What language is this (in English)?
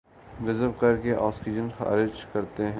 Urdu